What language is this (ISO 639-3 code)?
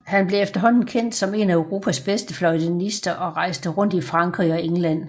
dan